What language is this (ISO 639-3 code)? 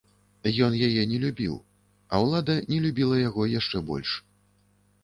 bel